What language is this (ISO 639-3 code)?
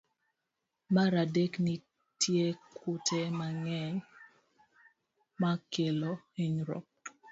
luo